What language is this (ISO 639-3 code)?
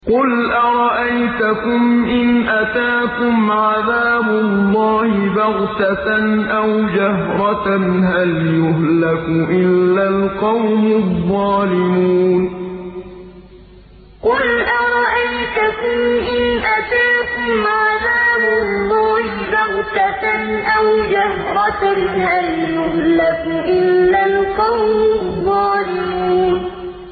ara